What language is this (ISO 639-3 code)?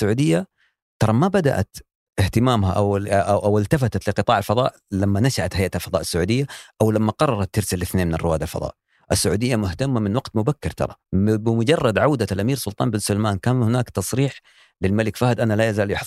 ara